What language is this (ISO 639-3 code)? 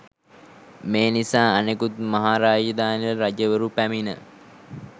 sin